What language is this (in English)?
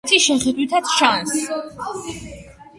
Georgian